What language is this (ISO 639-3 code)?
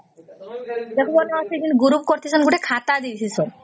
ori